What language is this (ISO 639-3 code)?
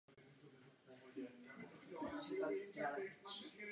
ces